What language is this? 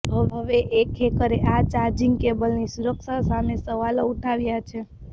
Gujarati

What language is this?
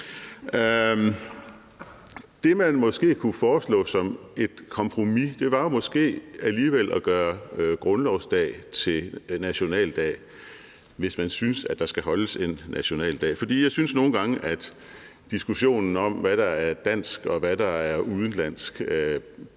Danish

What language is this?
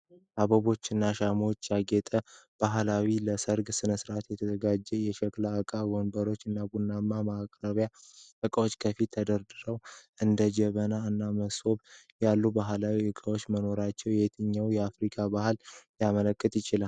Amharic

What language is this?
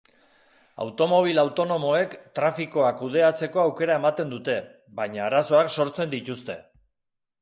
Basque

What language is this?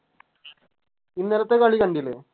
Malayalam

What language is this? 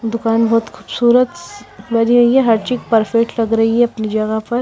Hindi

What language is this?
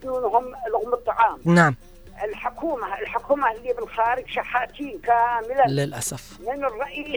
Arabic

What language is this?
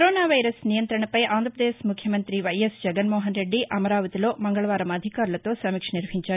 Telugu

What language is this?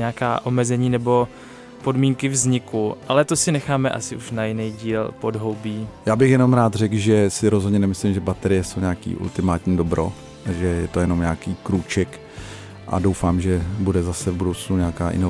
Czech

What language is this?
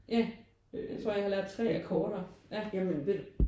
Danish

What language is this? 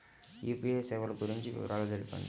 Telugu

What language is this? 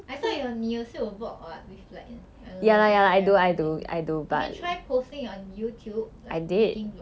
English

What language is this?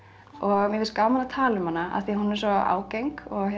Icelandic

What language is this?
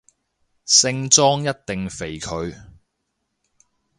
Cantonese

